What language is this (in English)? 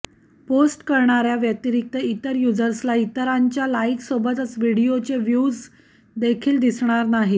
Marathi